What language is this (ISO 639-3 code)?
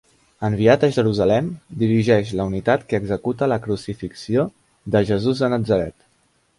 cat